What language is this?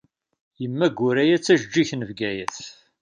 Kabyle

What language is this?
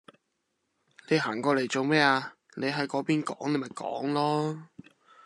Cantonese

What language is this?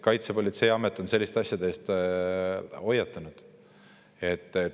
Estonian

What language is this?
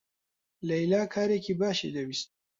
Central Kurdish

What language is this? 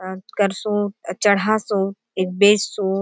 Halbi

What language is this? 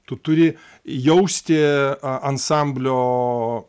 Lithuanian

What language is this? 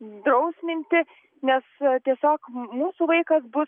Lithuanian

